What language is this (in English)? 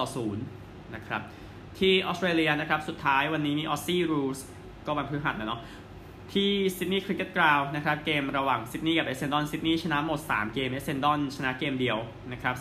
Thai